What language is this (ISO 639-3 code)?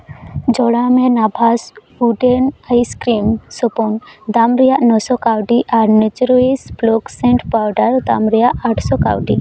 sat